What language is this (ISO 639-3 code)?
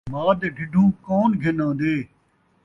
skr